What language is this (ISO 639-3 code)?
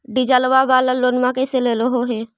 mag